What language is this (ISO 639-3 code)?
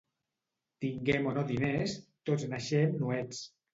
cat